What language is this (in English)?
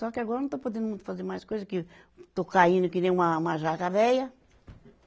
Portuguese